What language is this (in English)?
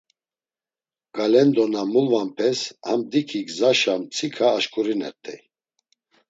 Laz